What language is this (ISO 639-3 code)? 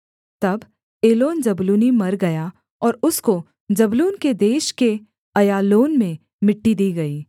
hin